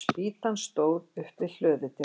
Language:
Icelandic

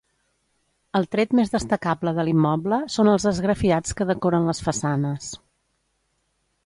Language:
Catalan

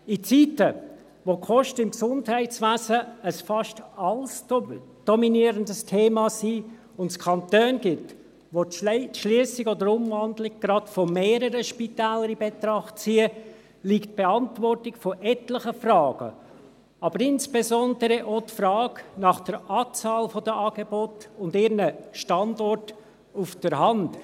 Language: Swiss German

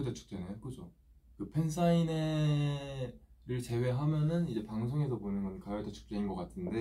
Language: Korean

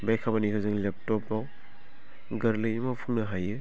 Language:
Bodo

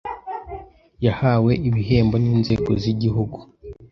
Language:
Kinyarwanda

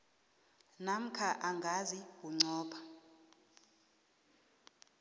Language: South Ndebele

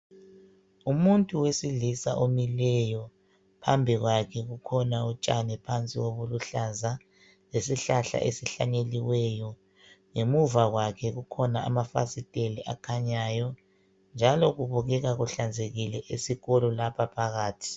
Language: North Ndebele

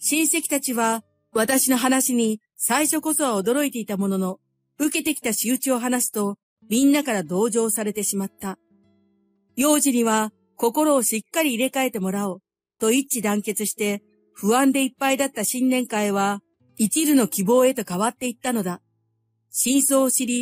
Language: Japanese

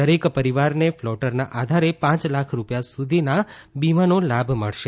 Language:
Gujarati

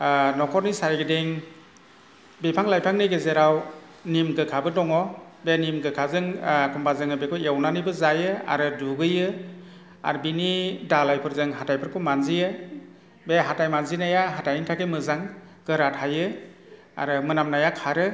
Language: Bodo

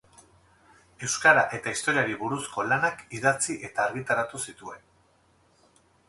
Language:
Basque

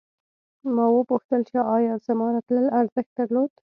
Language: Pashto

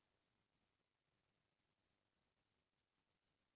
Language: Chhattisgarhi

